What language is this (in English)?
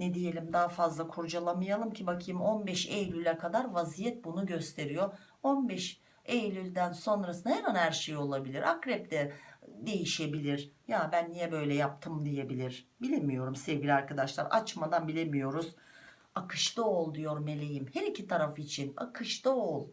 Turkish